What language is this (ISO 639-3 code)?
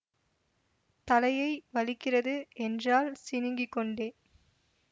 tam